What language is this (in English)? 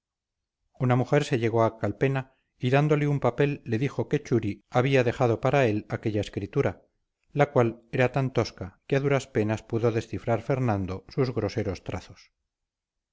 Spanish